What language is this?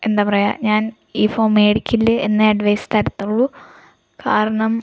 Malayalam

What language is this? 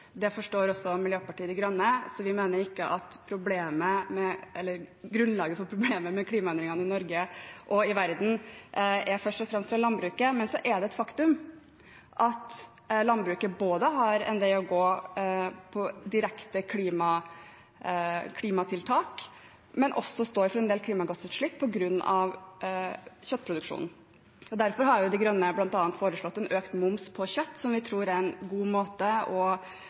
Norwegian Bokmål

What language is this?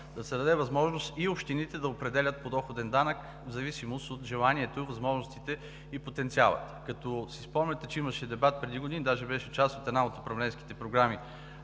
Bulgarian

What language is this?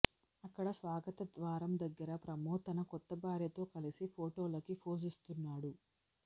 Telugu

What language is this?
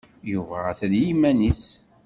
Kabyle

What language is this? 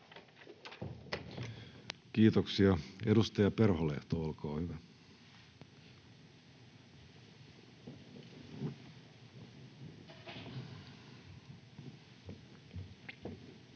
Finnish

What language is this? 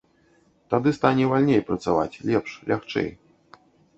Belarusian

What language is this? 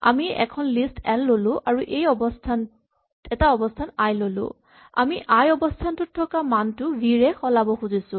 Assamese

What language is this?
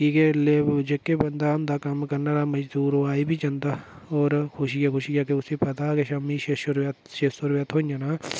Dogri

